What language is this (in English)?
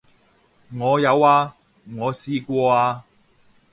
Cantonese